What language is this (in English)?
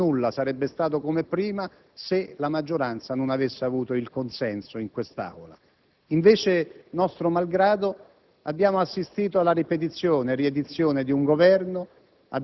Italian